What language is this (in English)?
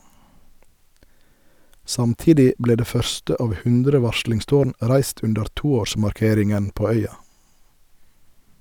Norwegian